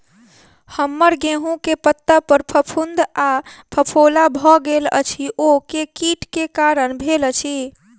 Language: Maithili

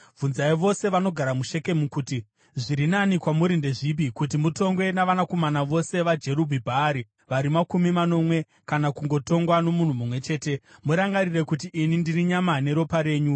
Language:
Shona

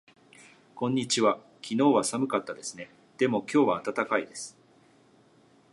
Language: Japanese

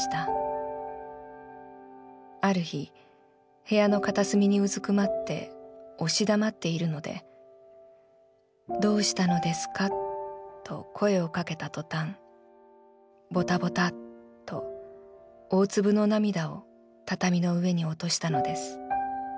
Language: Japanese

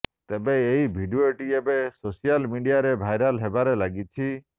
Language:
Odia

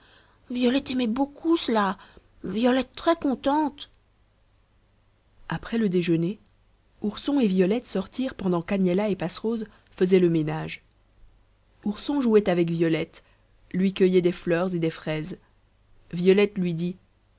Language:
French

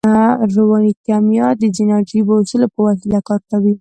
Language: Pashto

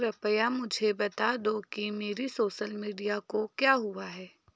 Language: Hindi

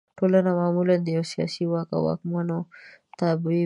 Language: Pashto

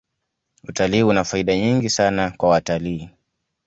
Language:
Swahili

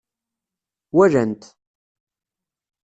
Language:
Kabyle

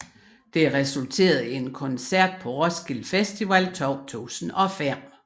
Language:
Danish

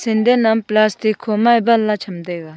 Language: Wancho Naga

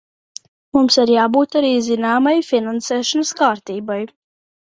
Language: Latvian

